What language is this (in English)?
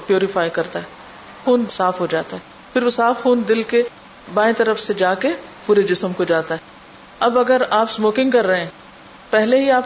Urdu